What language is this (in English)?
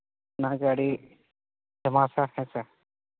Santali